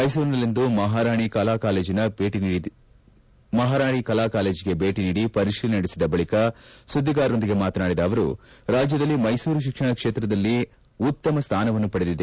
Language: Kannada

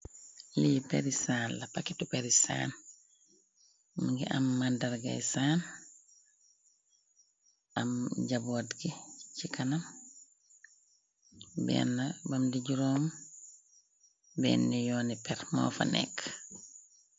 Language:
Wolof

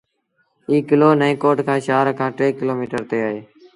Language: Sindhi Bhil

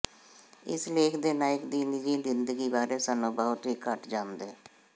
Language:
Punjabi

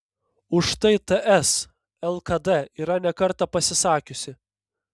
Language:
Lithuanian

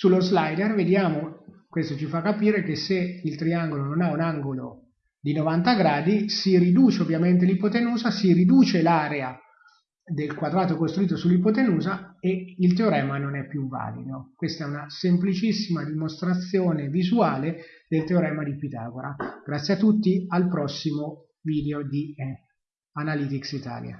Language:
Italian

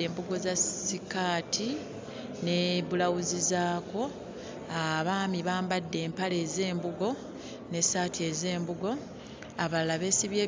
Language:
Ganda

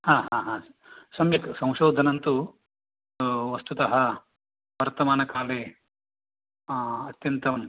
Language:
Sanskrit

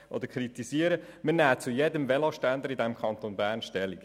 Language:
Swiss German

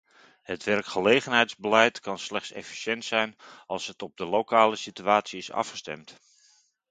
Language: Dutch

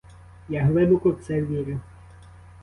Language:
Ukrainian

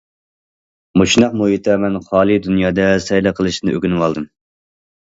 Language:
Uyghur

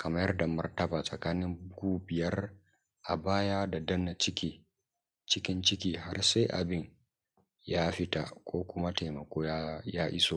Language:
Hausa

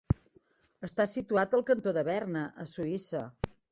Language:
Catalan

